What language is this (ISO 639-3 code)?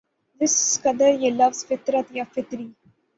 urd